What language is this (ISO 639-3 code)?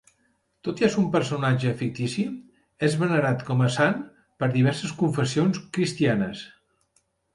cat